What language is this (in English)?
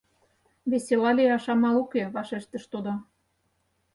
Mari